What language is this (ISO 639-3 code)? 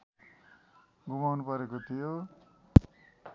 nep